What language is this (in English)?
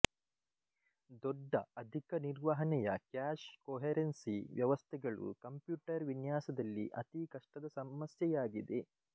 Kannada